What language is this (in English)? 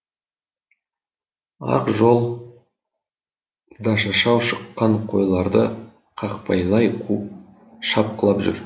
Kazakh